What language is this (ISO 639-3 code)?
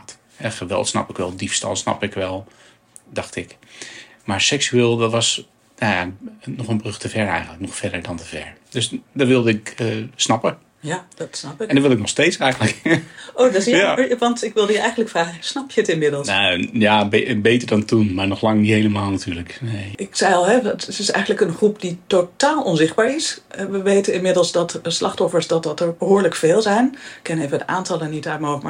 nld